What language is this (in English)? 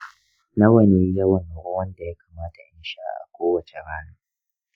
Hausa